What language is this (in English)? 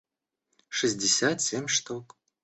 Russian